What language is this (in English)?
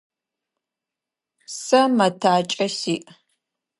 Adyghe